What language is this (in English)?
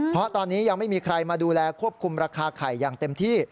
Thai